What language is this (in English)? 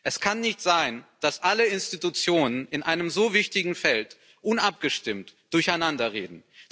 German